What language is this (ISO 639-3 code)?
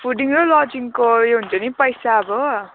nep